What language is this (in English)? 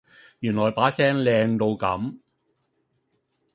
Cantonese